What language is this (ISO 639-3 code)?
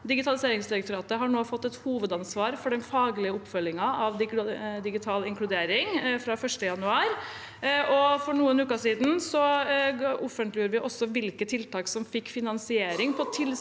nor